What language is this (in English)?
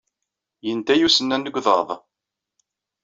Kabyle